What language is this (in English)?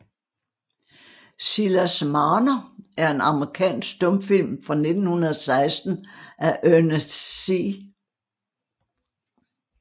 Danish